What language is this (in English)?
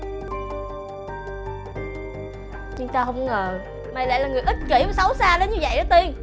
Vietnamese